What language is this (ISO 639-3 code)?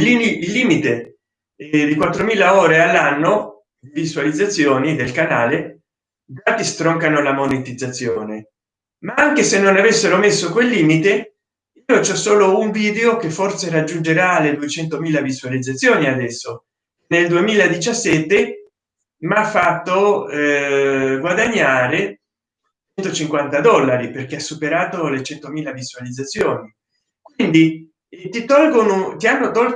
ita